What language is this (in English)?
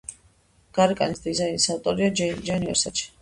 Georgian